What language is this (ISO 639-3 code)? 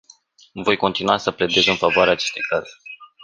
ron